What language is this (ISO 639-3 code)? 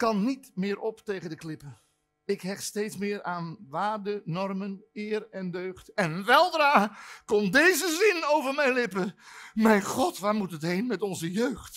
nld